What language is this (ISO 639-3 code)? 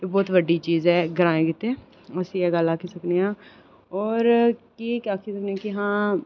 doi